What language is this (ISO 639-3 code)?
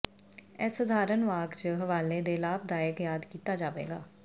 pan